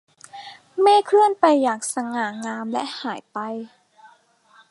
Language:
Thai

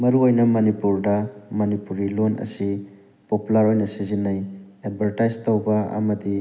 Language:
Manipuri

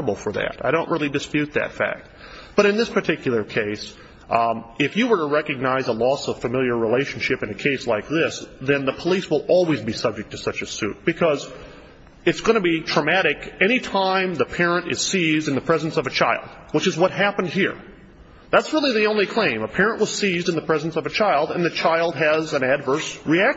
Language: English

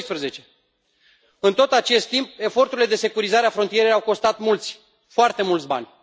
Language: Romanian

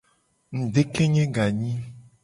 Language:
Gen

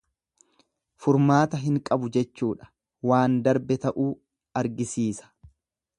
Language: Oromo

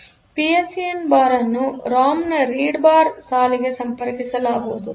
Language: Kannada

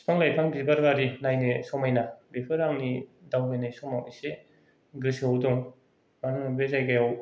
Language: Bodo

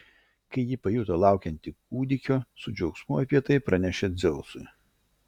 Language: Lithuanian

